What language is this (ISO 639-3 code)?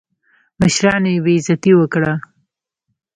pus